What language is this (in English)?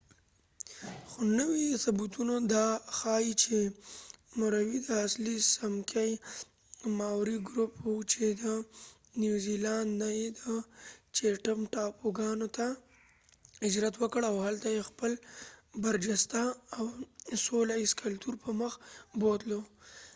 Pashto